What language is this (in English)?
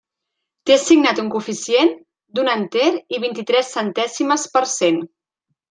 Catalan